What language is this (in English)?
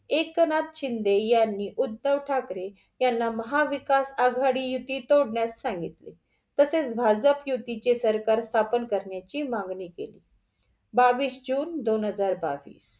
Marathi